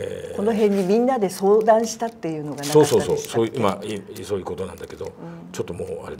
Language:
Japanese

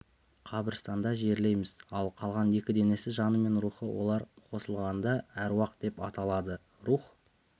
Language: Kazakh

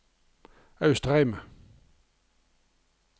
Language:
Norwegian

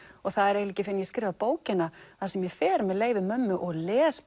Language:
Icelandic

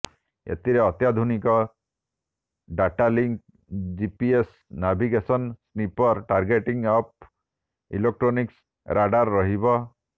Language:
Odia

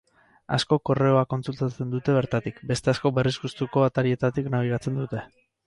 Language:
Basque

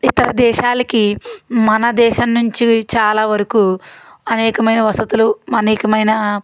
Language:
Telugu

